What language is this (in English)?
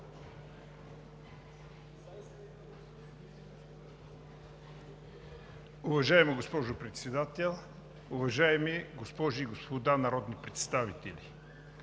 Bulgarian